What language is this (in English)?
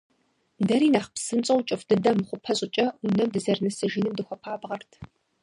Kabardian